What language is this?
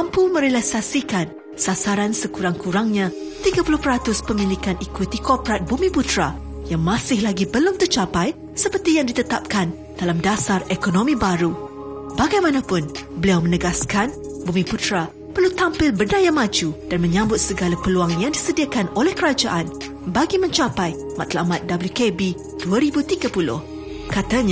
Malay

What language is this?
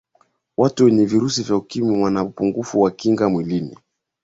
Swahili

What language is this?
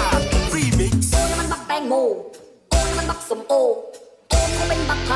Thai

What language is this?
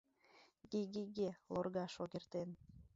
Mari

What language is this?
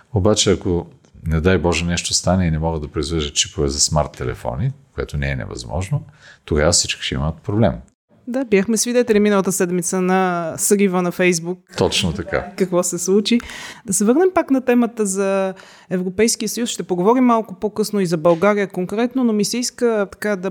Bulgarian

